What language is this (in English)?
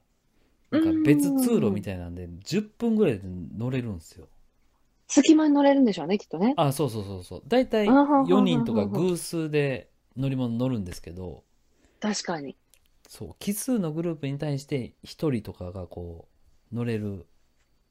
Japanese